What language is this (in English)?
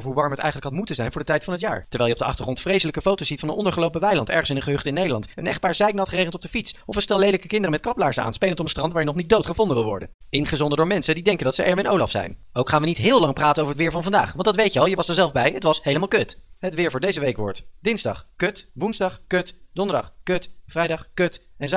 Dutch